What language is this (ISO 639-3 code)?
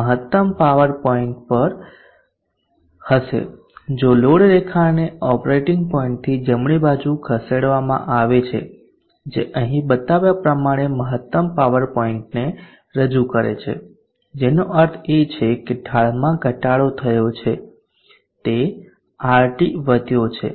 guj